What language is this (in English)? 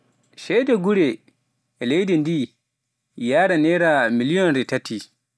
Pular